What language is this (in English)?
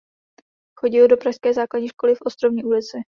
Czech